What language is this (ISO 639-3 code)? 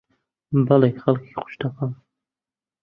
ckb